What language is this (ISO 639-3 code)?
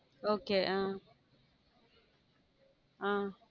tam